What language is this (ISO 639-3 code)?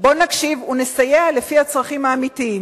heb